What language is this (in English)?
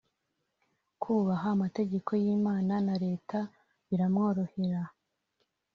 Kinyarwanda